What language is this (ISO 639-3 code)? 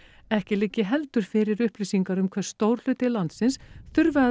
isl